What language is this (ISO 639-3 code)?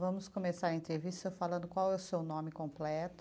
por